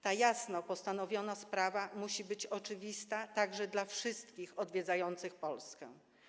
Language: Polish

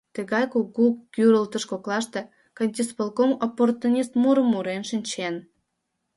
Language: Mari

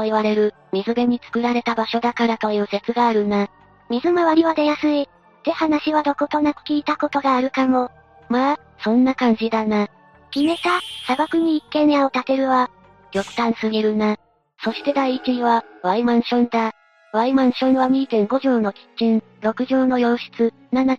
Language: Japanese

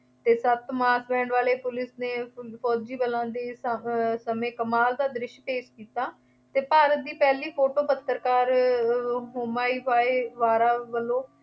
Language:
Punjabi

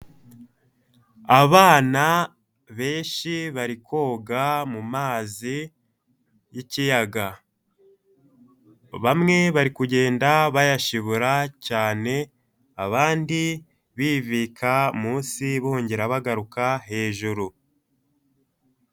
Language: Kinyarwanda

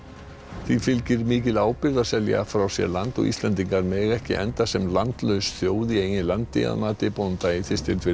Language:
Icelandic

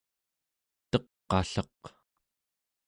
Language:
Central Yupik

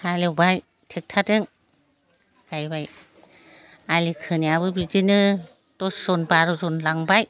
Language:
Bodo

